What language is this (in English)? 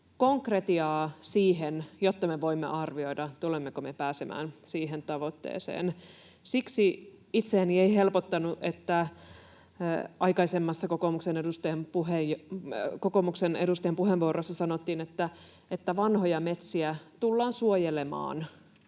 Finnish